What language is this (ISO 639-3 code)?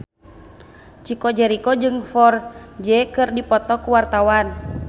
sun